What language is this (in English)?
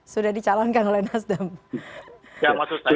Indonesian